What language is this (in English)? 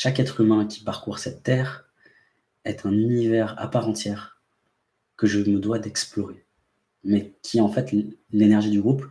French